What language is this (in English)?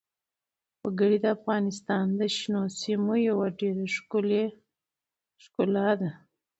Pashto